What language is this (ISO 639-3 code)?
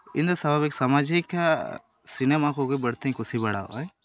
sat